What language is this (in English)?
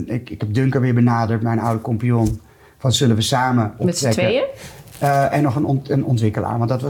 Dutch